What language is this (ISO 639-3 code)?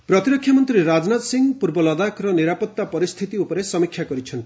ori